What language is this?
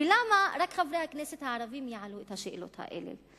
Hebrew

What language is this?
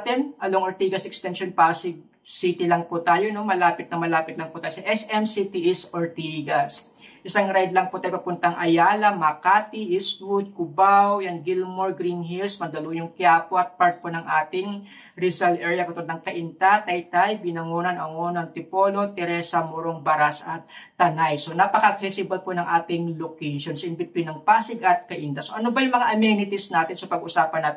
Filipino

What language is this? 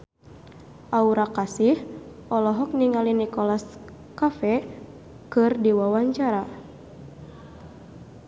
Sundanese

